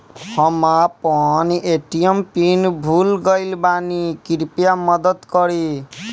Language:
Bhojpuri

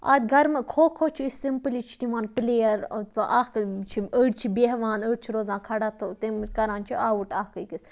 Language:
Kashmiri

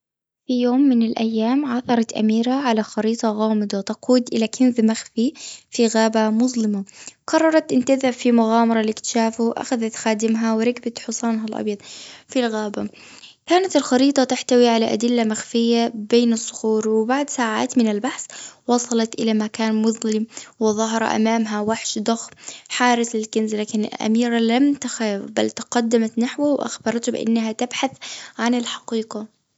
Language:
Gulf Arabic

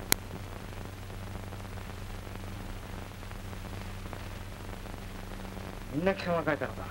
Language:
Japanese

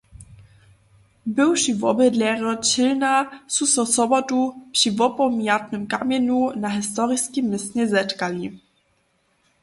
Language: Upper Sorbian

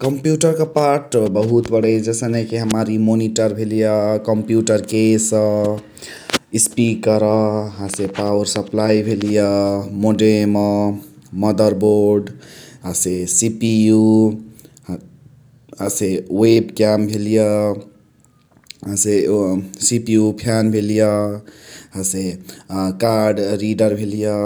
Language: Chitwania Tharu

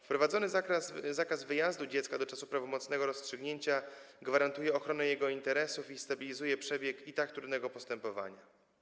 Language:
Polish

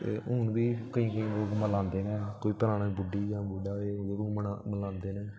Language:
Dogri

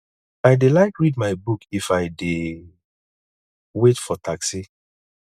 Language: Nigerian Pidgin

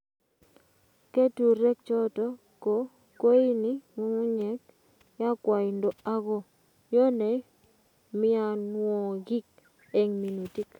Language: Kalenjin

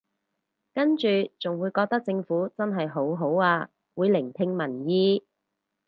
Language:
Cantonese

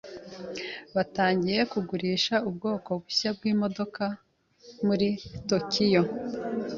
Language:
Kinyarwanda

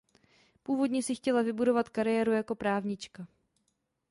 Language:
Czech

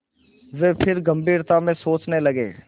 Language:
Hindi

